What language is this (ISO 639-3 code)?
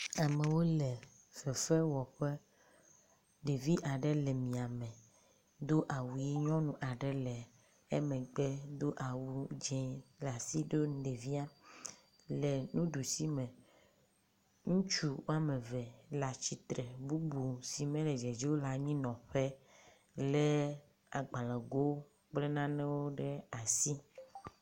ewe